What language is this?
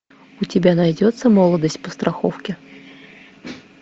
Russian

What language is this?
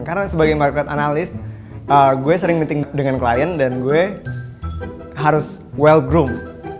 Indonesian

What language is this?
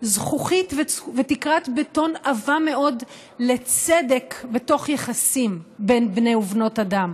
Hebrew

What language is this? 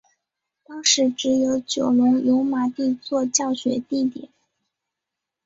Chinese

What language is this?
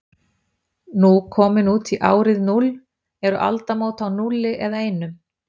Icelandic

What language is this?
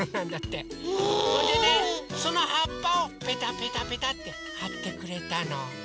Japanese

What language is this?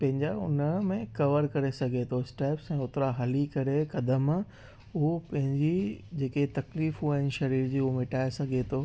Sindhi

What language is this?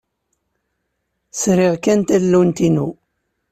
Kabyle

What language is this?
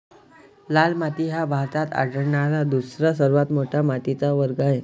Marathi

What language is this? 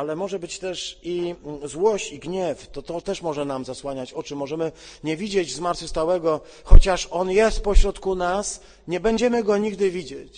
Polish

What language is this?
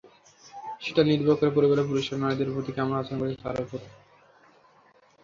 Bangla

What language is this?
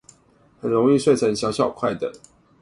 Chinese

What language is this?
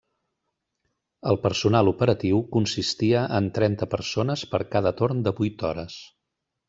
Catalan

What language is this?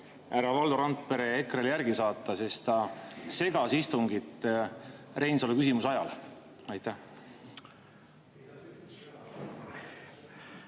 Estonian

